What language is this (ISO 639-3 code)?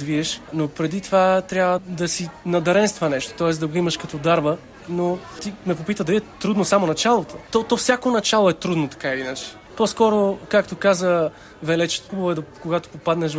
bul